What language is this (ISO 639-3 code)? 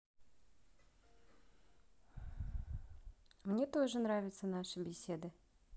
rus